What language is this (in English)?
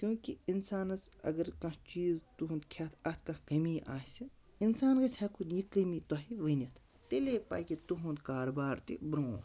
Kashmiri